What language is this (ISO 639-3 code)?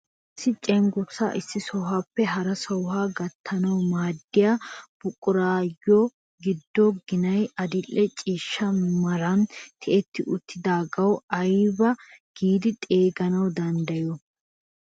wal